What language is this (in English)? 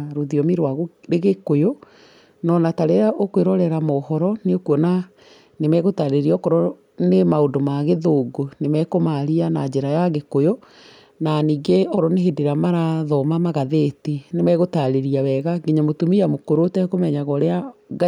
Kikuyu